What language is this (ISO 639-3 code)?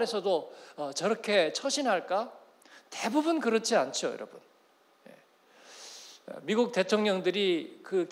kor